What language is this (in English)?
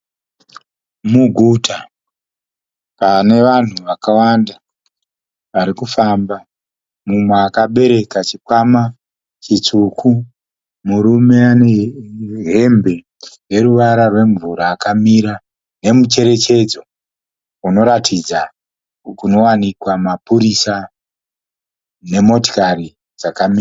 Shona